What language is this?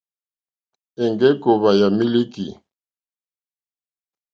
Mokpwe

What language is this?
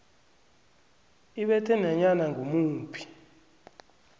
South Ndebele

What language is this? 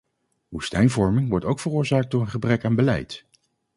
Dutch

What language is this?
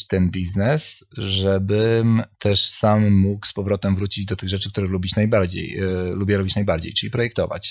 Polish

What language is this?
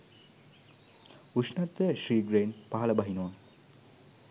Sinhala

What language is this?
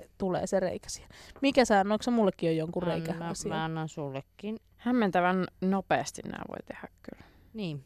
Finnish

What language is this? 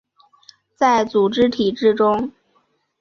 Chinese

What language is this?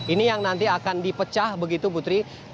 Indonesian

